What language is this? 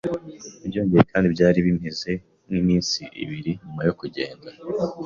Kinyarwanda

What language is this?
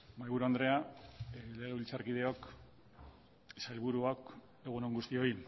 Basque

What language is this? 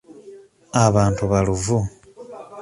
Ganda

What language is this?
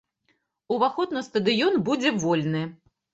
Belarusian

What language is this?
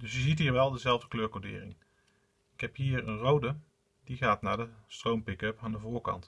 Dutch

